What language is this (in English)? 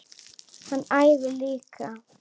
Icelandic